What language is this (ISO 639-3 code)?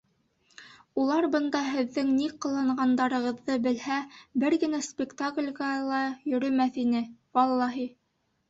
bak